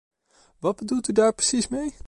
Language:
Dutch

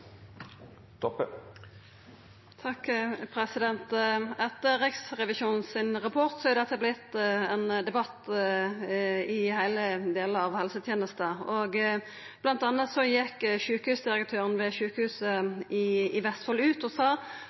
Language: Norwegian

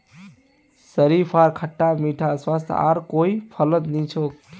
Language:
Magahi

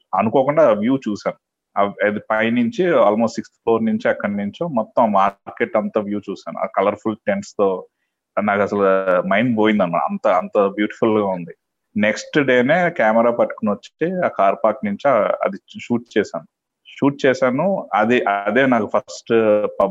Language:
Telugu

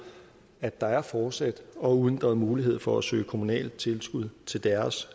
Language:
Danish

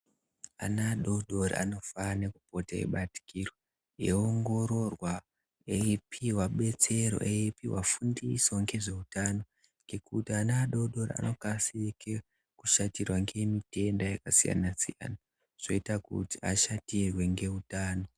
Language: Ndau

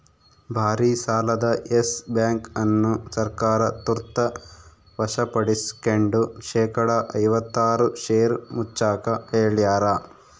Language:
Kannada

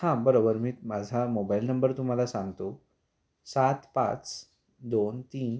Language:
Marathi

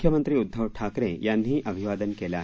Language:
Marathi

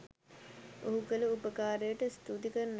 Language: Sinhala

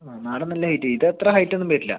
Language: Malayalam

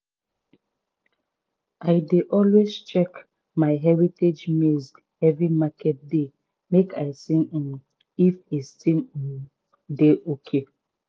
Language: Nigerian Pidgin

